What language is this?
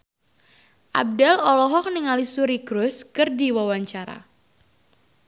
Sundanese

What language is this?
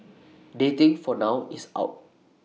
English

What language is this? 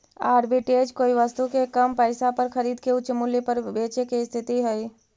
Magahi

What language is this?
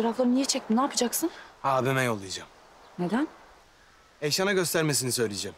Turkish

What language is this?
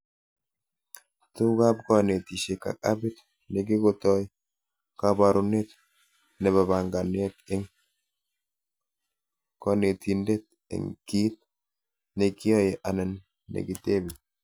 Kalenjin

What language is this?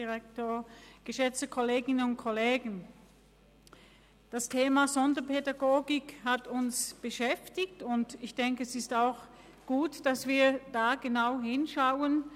Swiss German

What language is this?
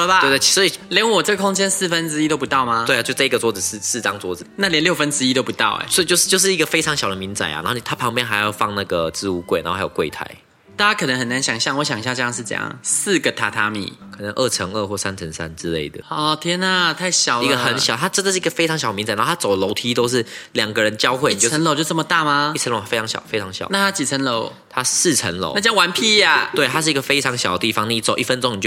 Chinese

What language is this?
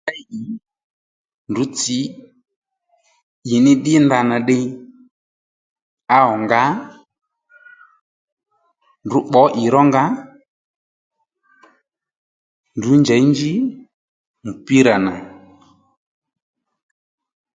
Lendu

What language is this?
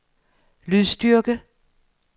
Danish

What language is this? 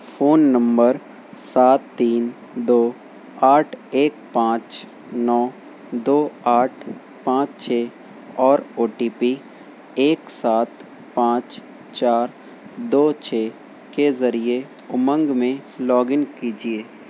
Urdu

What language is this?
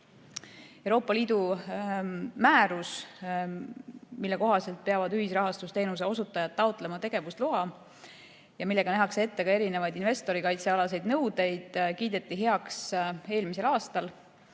Estonian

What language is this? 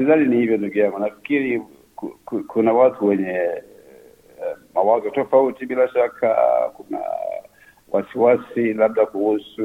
Swahili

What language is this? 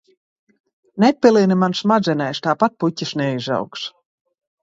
Latvian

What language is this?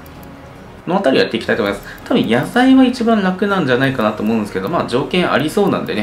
Japanese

